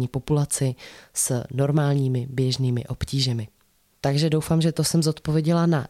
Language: Czech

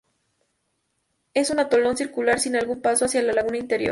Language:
Spanish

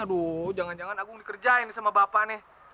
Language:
Indonesian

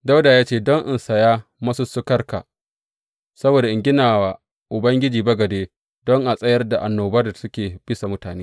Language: Hausa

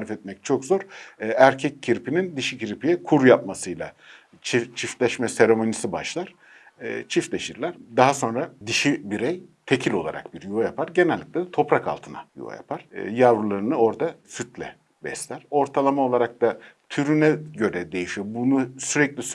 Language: Turkish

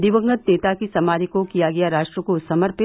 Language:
Hindi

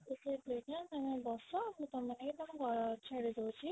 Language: Odia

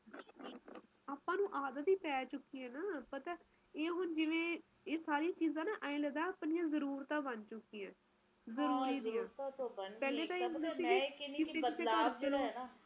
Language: Punjabi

